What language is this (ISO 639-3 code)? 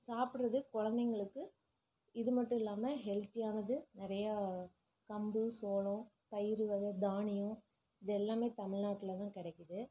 tam